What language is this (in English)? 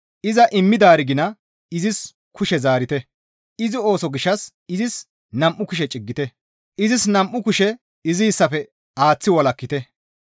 Gamo